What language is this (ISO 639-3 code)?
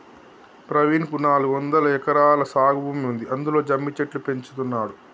tel